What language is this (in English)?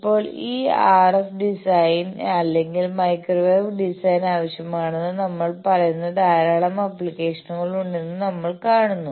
Malayalam